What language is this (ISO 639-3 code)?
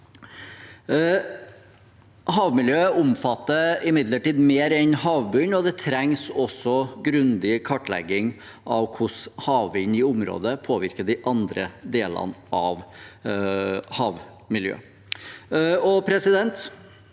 nor